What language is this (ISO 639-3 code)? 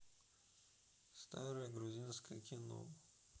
rus